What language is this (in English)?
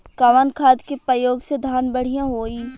Bhojpuri